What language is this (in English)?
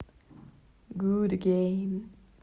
Russian